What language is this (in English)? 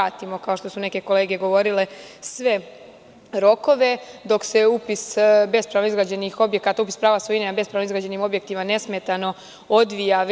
Serbian